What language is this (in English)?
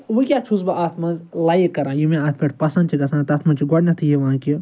Kashmiri